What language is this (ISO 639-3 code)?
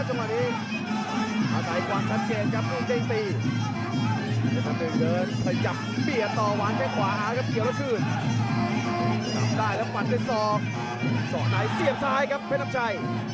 tha